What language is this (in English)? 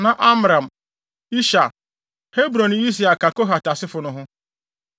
Akan